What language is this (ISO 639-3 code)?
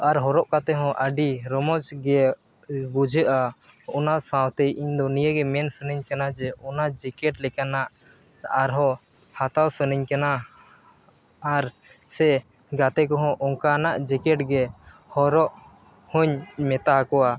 sat